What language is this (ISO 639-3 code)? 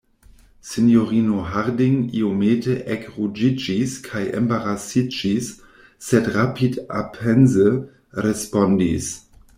epo